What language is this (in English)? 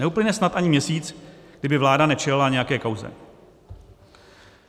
Czech